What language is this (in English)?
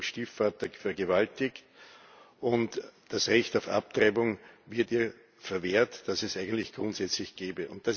German